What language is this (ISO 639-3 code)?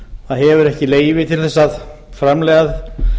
isl